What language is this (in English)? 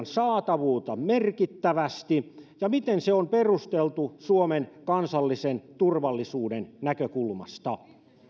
Finnish